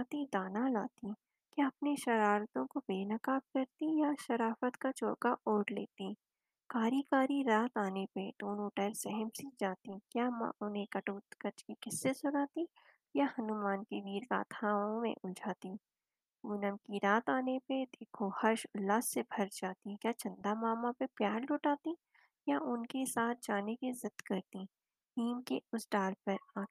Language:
Hindi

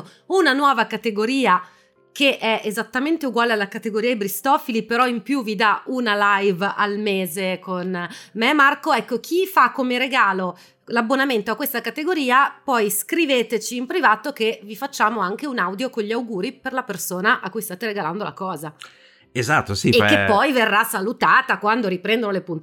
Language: Italian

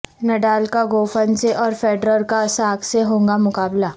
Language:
Urdu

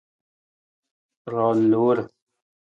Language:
Nawdm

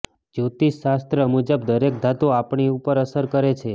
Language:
Gujarati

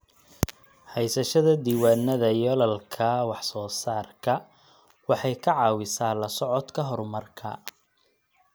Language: Somali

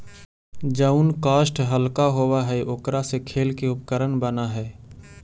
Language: Magahi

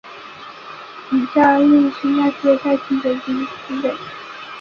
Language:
Chinese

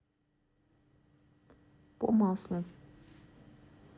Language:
Russian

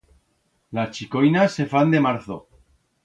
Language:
Aragonese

